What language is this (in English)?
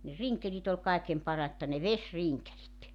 Finnish